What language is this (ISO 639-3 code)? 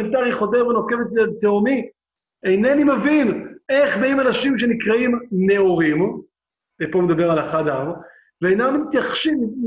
heb